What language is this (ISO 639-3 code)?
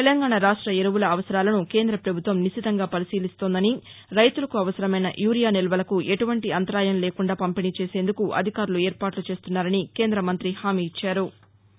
tel